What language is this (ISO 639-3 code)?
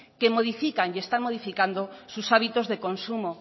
spa